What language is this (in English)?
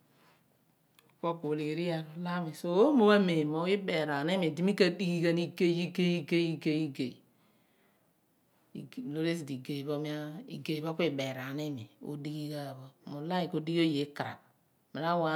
Abua